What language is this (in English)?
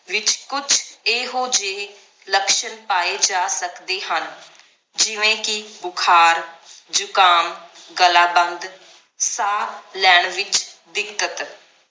Punjabi